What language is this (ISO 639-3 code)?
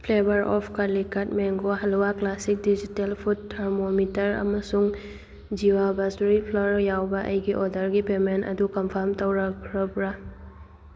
mni